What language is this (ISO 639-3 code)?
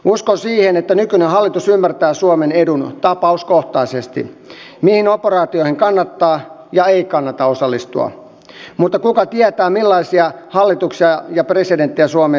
fin